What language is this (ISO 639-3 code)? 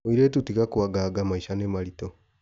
kik